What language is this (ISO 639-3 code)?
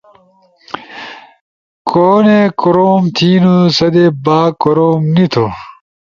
ush